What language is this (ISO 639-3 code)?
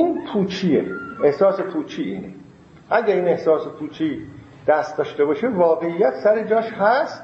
fas